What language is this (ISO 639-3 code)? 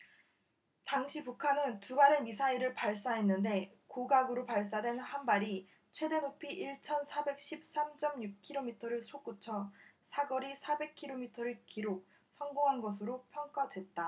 kor